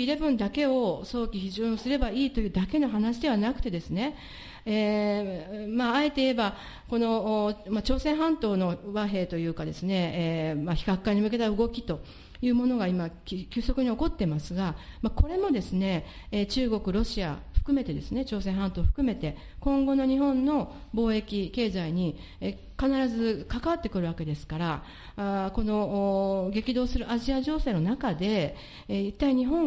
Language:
Japanese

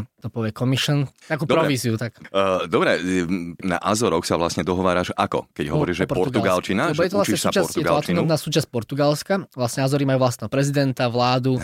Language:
Slovak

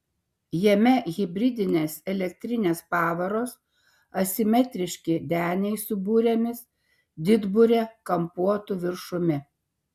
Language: Lithuanian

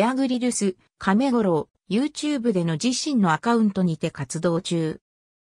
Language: Japanese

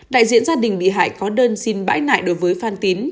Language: Vietnamese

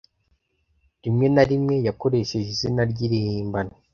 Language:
Kinyarwanda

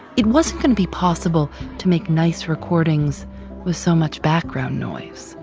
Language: English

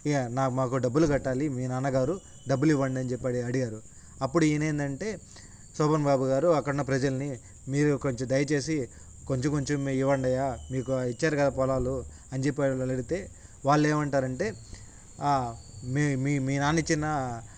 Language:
Telugu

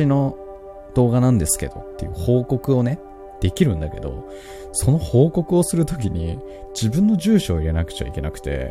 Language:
Japanese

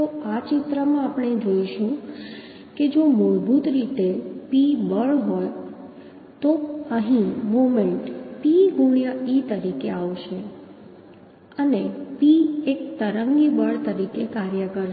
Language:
Gujarati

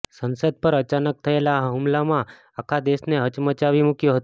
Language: Gujarati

